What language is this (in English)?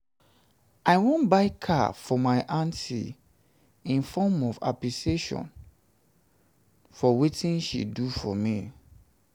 Nigerian Pidgin